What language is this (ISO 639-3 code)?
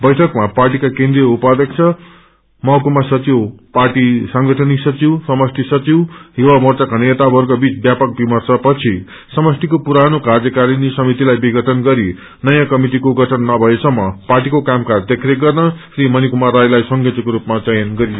nep